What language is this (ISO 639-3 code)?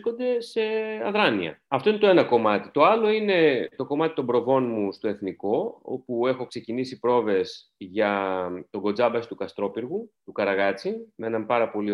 ell